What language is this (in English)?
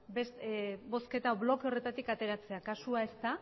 Basque